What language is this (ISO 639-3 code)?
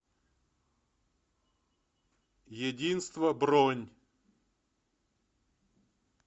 rus